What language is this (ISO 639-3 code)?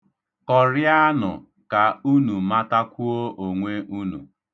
ibo